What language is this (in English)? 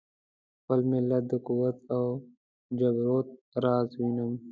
Pashto